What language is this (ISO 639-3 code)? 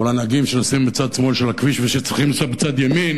heb